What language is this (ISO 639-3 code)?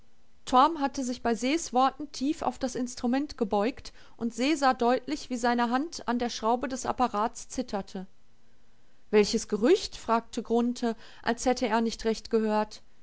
deu